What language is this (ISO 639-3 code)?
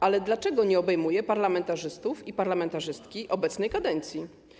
pol